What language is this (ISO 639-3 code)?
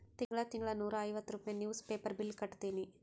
kan